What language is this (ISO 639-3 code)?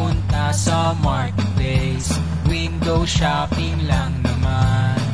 fil